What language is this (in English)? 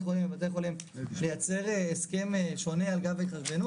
Hebrew